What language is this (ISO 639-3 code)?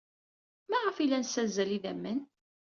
kab